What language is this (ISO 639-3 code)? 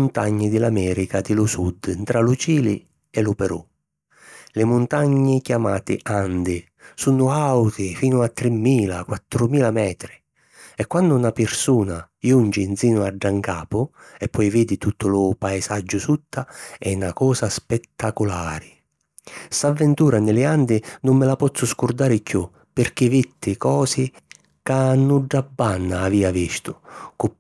scn